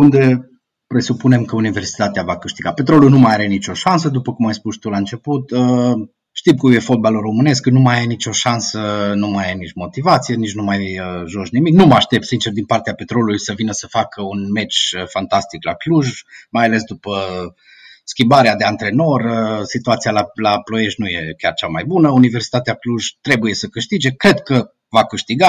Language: Romanian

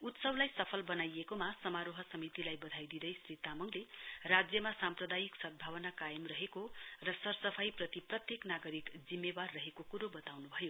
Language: Nepali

